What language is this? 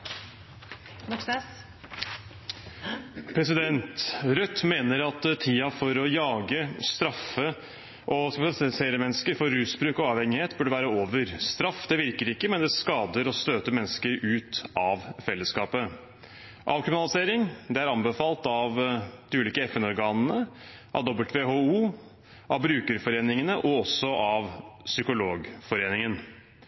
Norwegian Bokmål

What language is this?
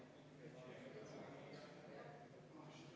Estonian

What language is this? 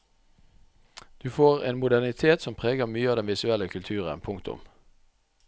Norwegian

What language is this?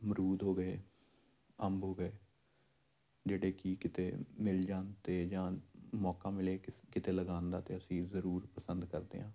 Punjabi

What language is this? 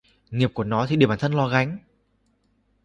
Vietnamese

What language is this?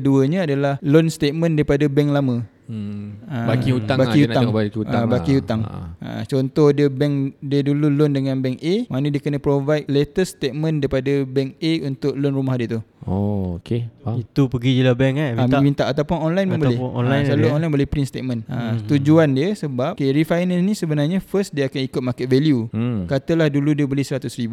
Malay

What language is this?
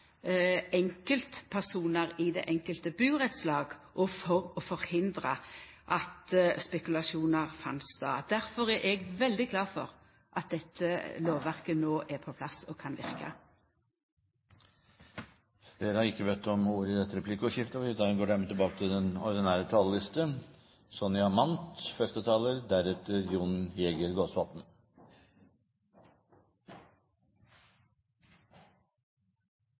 Norwegian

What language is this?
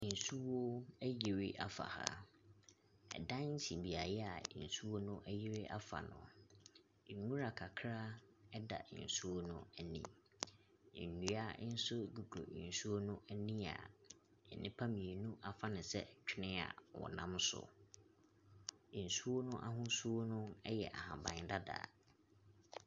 Akan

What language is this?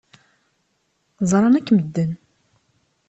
Kabyle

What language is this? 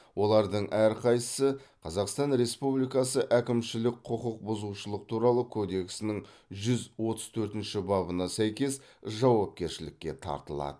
Kazakh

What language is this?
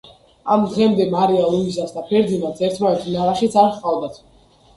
Georgian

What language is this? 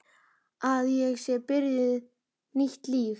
Icelandic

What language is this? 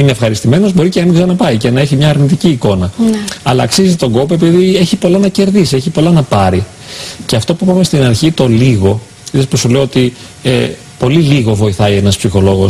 Greek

